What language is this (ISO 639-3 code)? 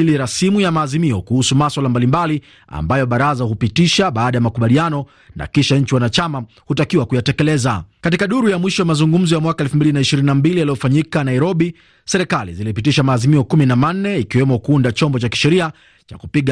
swa